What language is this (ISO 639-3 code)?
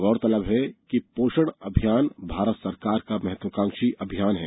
hin